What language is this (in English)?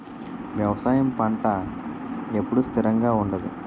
Telugu